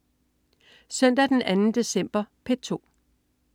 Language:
Danish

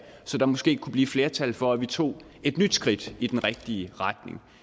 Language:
Danish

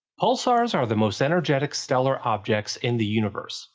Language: English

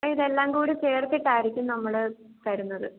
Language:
Malayalam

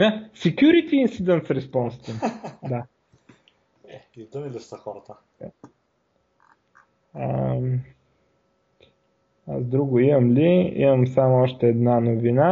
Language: Bulgarian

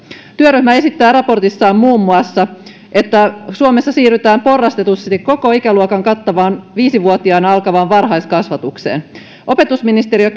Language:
Finnish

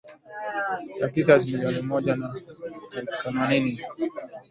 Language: Swahili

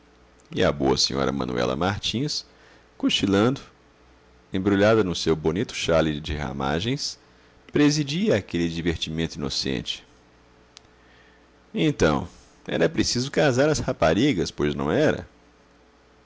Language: Portuguese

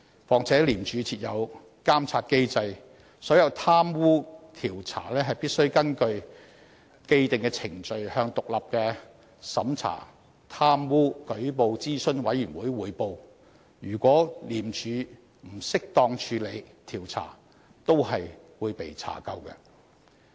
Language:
Cantonese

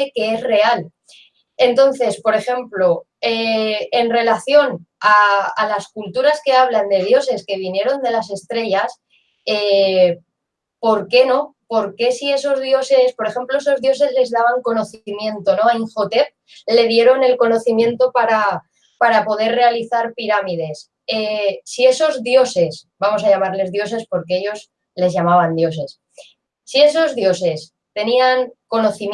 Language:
Spanish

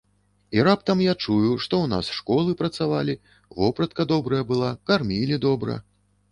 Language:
Belarusian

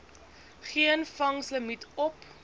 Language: Afrikaans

